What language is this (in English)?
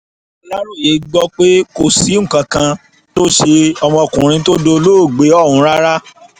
Yoruba